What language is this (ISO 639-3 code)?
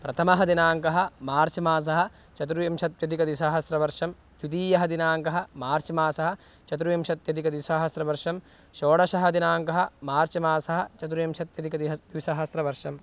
san